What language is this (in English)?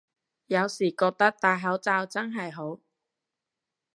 Cantonese